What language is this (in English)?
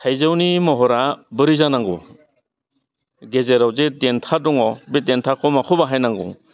Bodo